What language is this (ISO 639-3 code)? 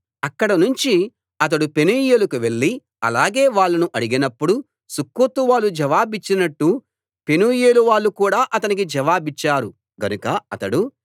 tel